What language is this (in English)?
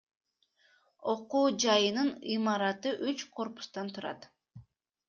Kyrgyz